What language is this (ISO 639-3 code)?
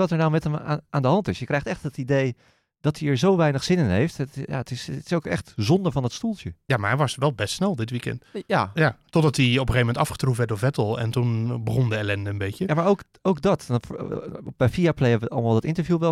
nld